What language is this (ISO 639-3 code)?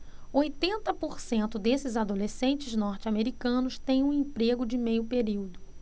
por